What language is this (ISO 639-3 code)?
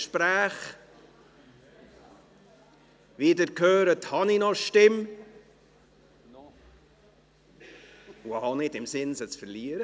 gsw